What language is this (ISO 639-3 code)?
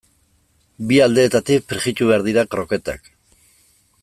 eus